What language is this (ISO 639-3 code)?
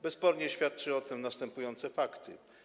pol